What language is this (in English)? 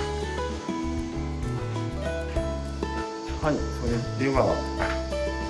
Japanese